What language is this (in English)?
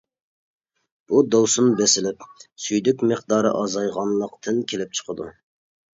Uyghur